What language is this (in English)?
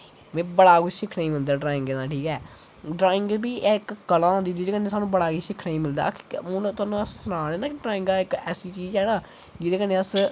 Dogri